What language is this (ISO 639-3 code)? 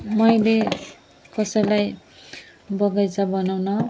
nep